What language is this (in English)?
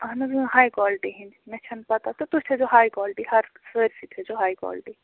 Kashmiri